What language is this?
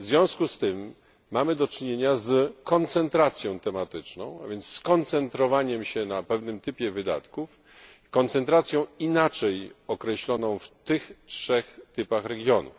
Polish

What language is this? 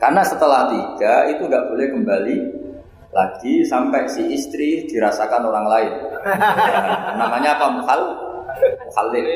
Indonesian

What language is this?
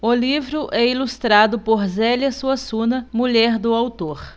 Portuguese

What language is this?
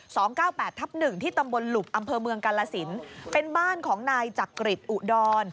Thai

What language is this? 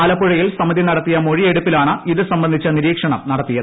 Malayalam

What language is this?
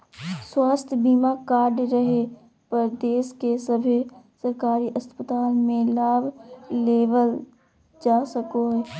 Magahi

